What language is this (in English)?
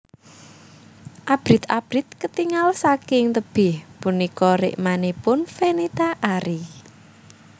Javanese